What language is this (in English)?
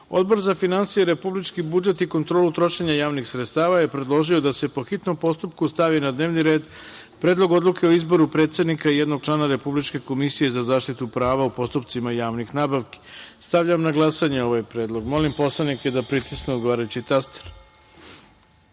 Serbian